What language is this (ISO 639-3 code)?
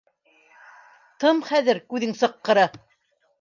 bak